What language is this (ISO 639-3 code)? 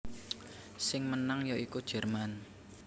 jav